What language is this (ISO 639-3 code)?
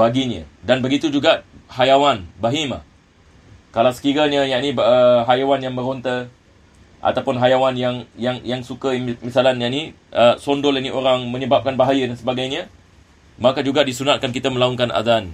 msa